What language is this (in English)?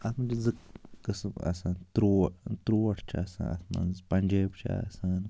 Kashmiri